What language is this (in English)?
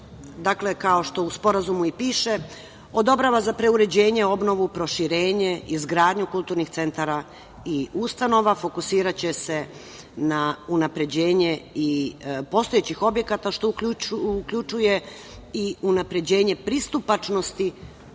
Serbian